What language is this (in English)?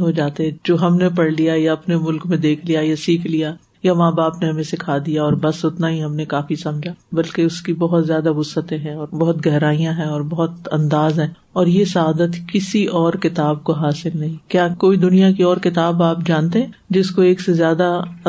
Urdu